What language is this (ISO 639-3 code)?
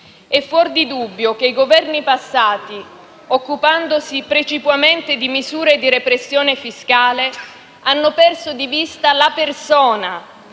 ita